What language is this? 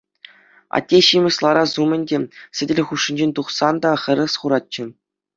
Chuvash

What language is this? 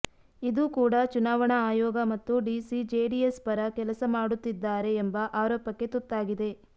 Kannada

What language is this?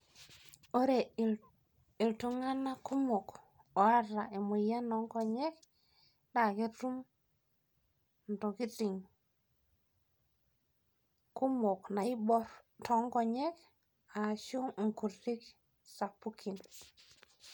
Masai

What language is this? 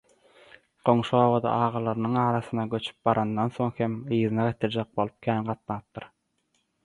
Turkmen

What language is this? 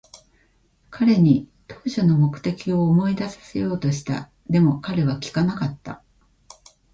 Japanese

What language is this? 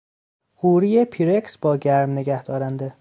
Persian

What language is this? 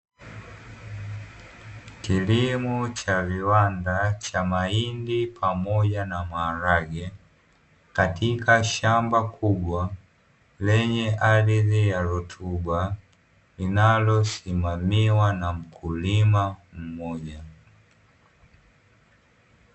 Swahili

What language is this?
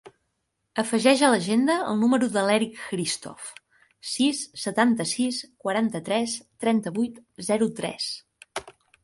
Catalan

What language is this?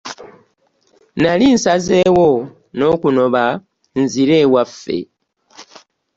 Ganda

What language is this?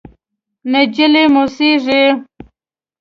Pashto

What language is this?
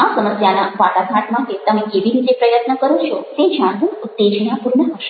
Gujarati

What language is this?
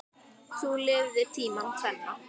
Icelandic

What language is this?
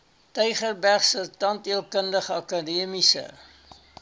Afrikaans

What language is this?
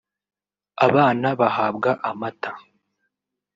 Kinyarwanda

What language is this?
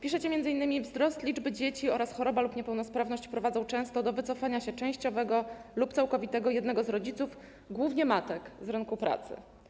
Polish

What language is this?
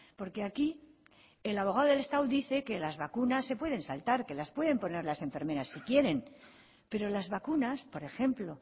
Spanish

